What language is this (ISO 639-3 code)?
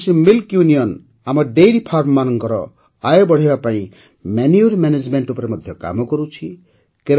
ori